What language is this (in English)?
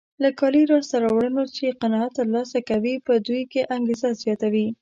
Pashto